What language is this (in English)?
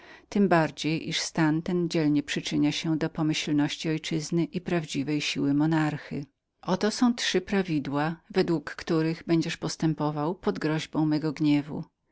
Polish